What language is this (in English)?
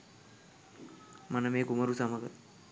Sinhala